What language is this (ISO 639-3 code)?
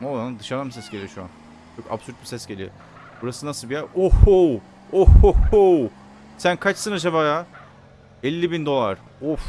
tur